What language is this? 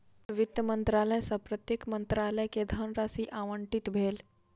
Maithili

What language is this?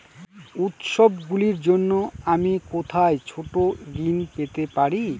Bangla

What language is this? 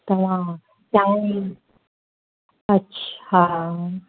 Sindhi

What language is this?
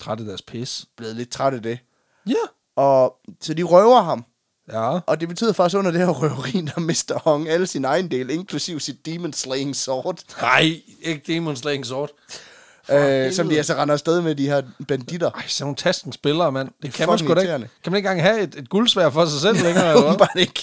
Danish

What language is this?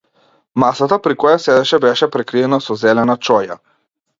Macedonian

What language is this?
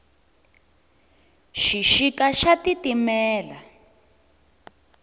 Tsonga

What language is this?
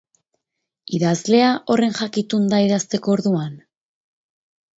Basque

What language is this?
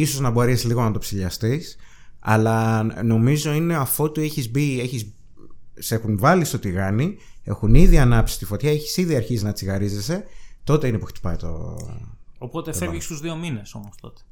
Greek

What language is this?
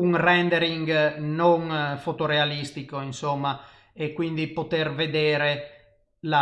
Italian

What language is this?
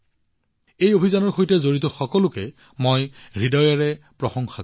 Assamese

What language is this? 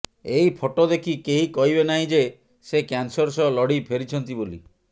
Odia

